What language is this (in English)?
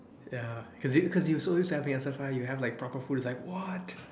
English